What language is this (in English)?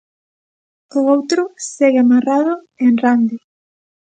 Galician